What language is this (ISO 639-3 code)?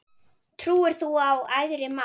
isl